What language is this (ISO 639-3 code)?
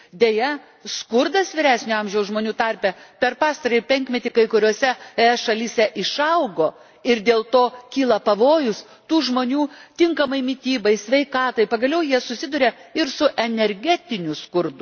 lit